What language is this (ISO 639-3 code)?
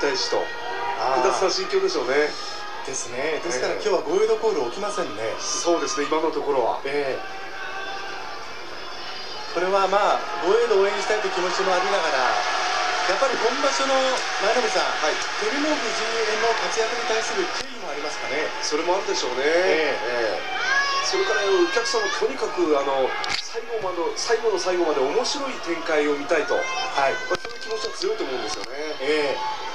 jpn